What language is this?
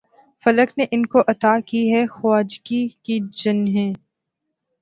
Urdu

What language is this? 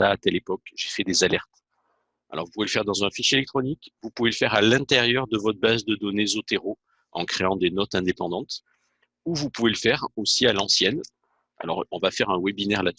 French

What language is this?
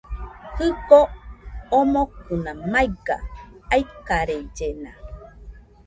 Nüpode Huitoto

